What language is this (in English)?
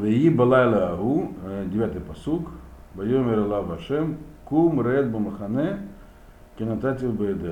Russian